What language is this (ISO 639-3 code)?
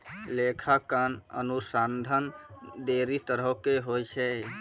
mai